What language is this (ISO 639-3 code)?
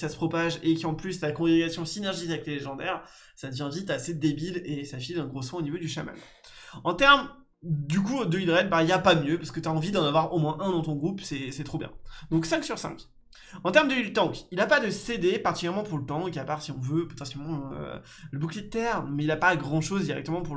fra